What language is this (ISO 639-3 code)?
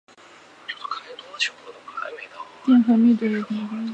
zho